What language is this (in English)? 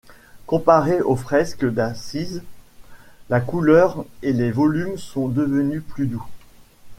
French